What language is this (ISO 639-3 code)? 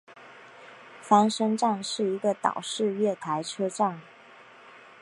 zho